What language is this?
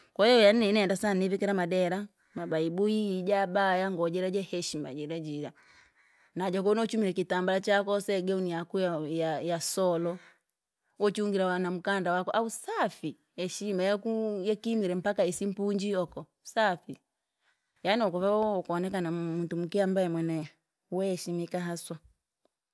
Langi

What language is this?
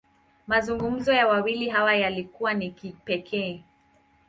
Swahili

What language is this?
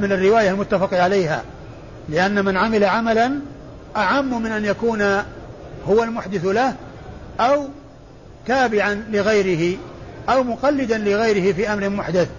Arabic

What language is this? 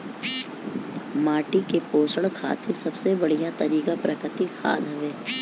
Bhojpuri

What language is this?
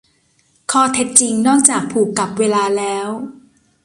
Thai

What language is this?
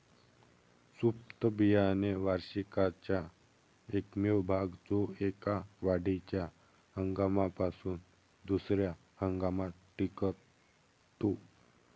Marathi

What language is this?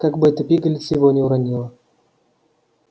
Russian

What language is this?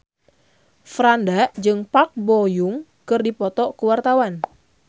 Sundanese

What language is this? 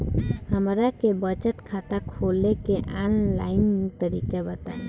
Bhojpuri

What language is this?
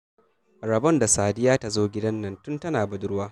Hausa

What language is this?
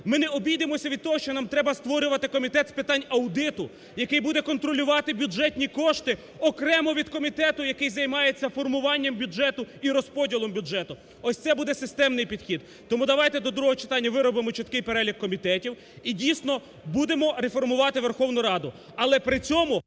Ukrainian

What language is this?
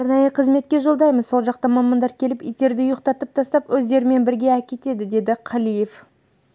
Kazakh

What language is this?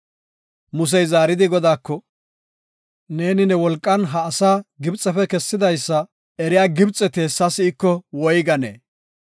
Gofa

